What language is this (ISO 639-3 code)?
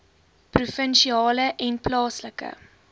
afr